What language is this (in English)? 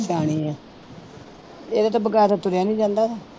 Punjabi